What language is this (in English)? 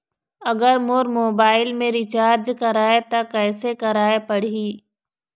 Chhattisgarhi